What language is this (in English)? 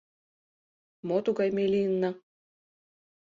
Mari